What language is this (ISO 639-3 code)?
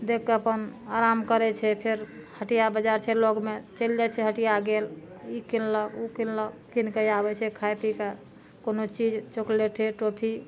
mai